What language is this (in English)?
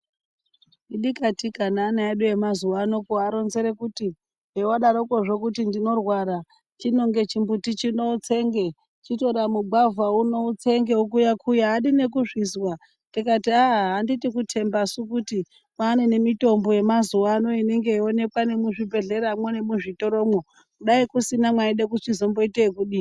Ndau